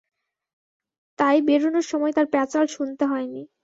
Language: Bangla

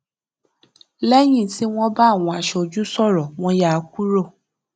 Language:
Yoruba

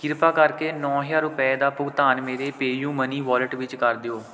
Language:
Punjabi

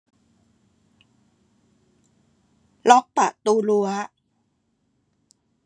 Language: Thai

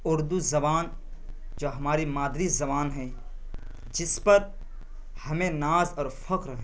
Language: Urdu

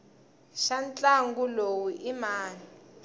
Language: Tsonga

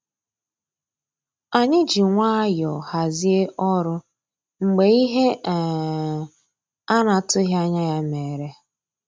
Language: Igbo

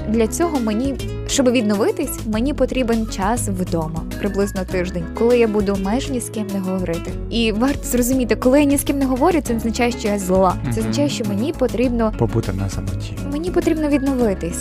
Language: Ukrainian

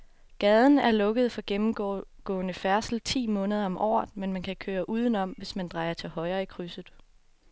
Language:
Danish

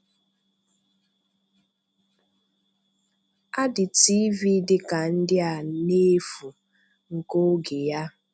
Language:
Igbo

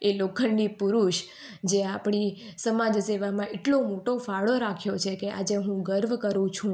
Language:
Gujarati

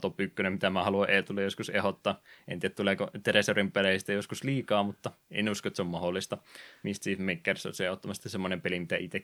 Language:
Finnish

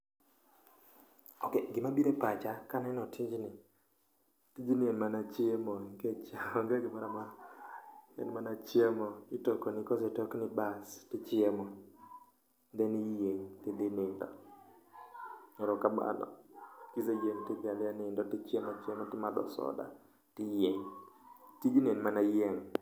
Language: Luo (Kenya and Tanzania)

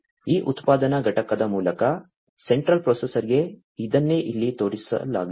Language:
Kannada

